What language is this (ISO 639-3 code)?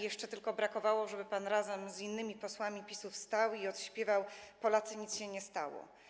pol